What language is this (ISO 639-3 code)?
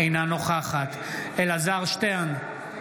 heb